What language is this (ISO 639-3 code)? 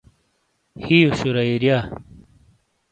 scl